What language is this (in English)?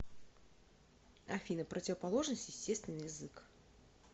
Russian